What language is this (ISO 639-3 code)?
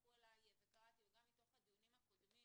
heb